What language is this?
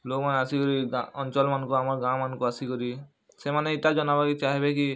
Odia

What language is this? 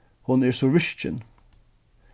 Faroese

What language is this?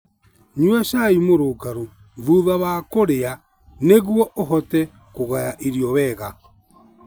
Kikuyu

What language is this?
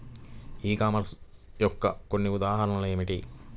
Telugu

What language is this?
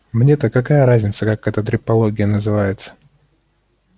Russian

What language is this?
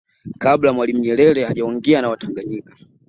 Swahili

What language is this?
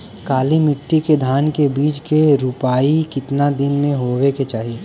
Bhojpuri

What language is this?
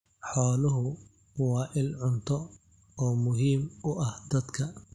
Somali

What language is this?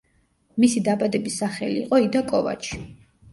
Georgian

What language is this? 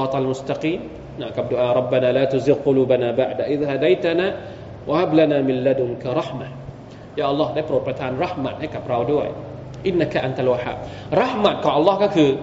Thai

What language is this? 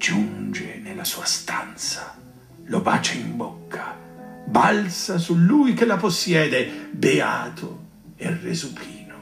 Italian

